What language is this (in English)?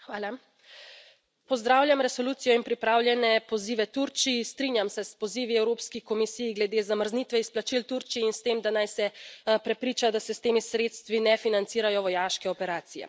Slovenian